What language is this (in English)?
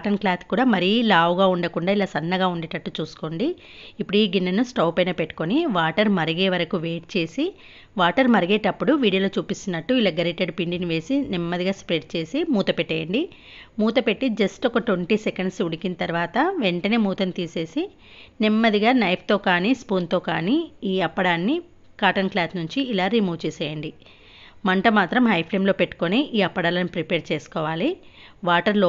Telugu